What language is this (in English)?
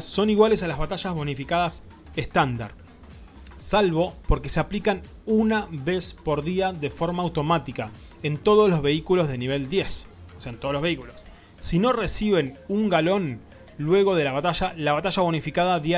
Spanish